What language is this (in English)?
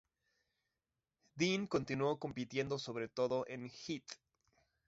Spanish